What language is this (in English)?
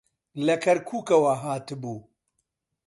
Central Kurdish